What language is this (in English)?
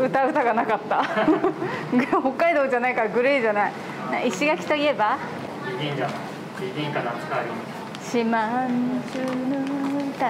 Japanese